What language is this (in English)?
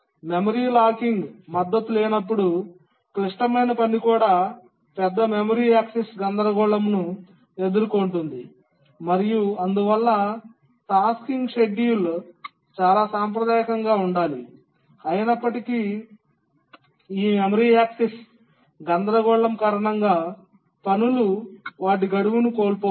Telugu